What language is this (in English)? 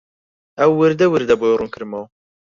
Central Kurdish